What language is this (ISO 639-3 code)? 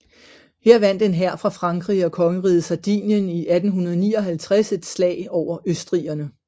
dan